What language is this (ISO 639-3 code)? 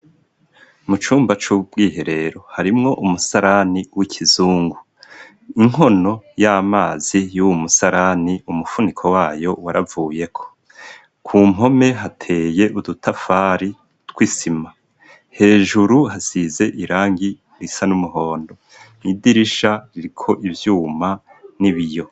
run